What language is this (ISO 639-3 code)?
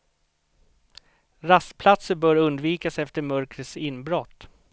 swe